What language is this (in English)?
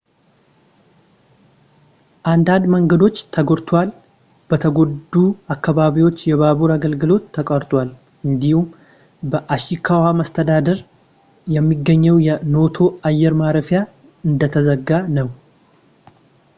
Amharic